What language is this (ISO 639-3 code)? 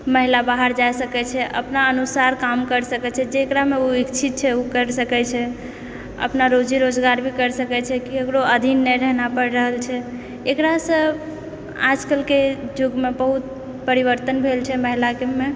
mai